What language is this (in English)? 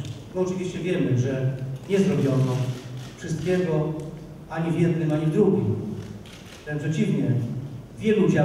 Polish